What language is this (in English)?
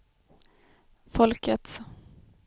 Swedish